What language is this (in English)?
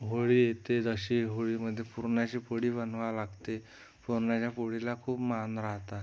Marathi